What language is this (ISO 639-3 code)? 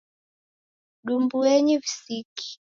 dav